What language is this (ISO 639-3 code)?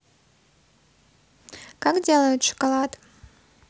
rus